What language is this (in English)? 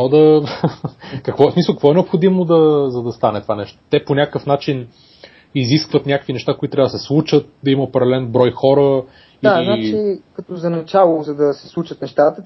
Bulgarian